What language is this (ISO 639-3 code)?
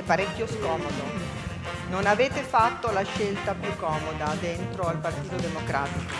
ita